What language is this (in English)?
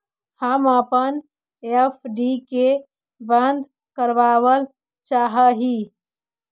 Magahi